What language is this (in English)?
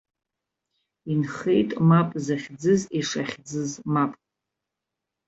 Abkhazian